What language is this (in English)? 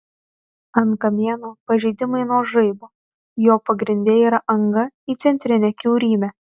Lithuanian